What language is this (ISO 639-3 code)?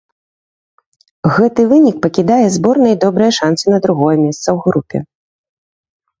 bel